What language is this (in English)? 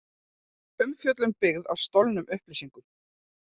Icelandic